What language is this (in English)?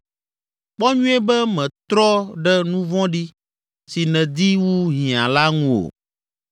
Ewe